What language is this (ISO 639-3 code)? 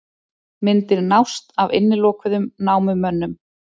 isl